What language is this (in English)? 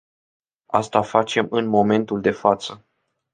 Romanian